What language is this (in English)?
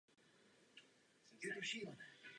Czech